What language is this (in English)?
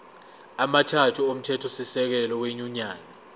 Zulu